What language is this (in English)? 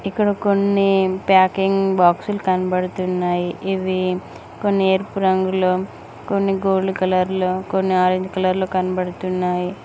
Telugu